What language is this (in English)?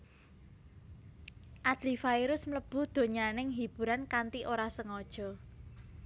Javanese